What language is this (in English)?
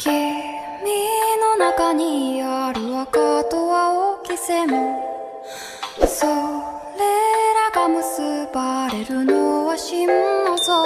Hindi